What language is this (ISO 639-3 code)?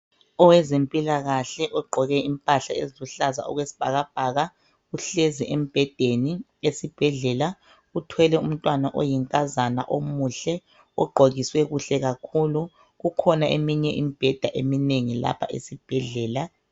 nde